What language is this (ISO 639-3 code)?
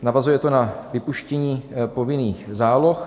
ces